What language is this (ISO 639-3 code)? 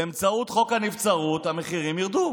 heb